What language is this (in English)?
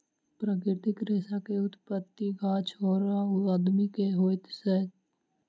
Maithili